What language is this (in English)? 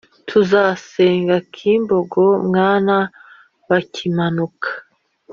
Kinyarwanda